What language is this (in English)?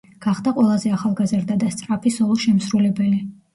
Georgian